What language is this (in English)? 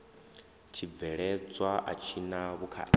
Venda